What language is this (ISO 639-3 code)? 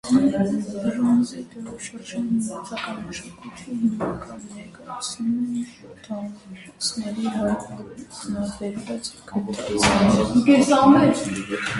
hye